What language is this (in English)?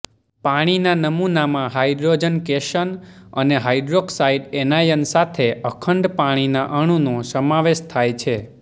Gujarati